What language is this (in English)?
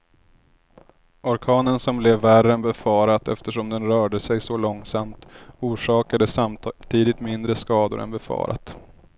Swedish